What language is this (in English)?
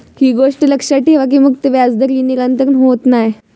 Marathi